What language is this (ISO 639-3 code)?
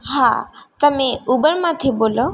guj